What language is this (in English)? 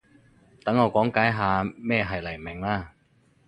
Cantonese